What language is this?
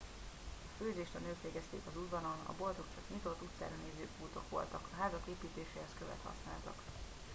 Hungarian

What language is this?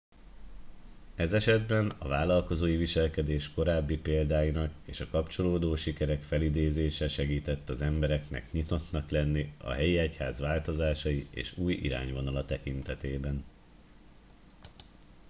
Hungarian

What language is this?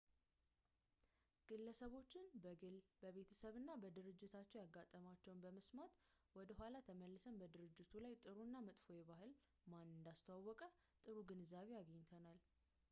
Amharic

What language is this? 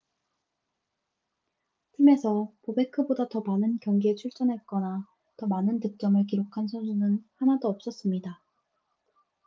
Korean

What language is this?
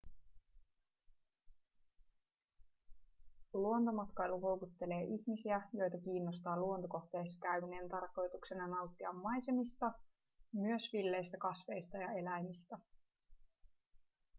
Finnish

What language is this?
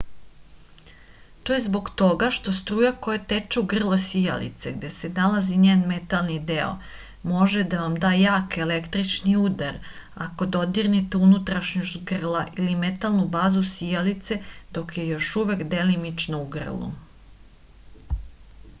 Serbian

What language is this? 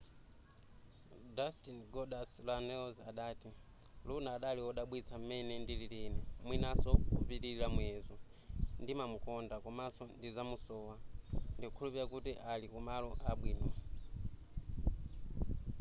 Nyanja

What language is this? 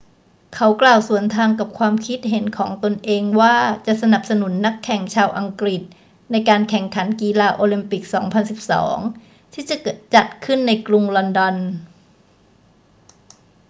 Thai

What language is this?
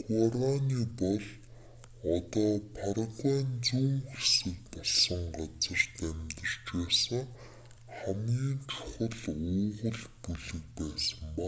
Mongolian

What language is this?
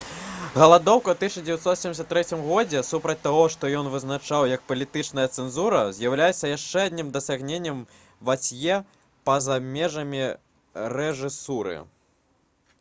Belarusian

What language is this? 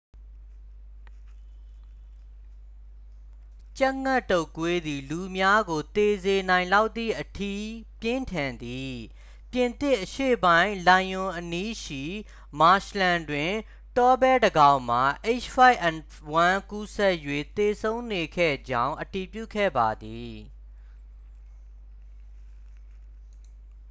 Burmese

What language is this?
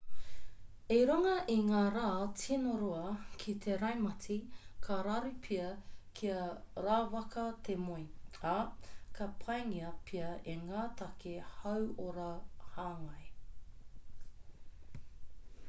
Māori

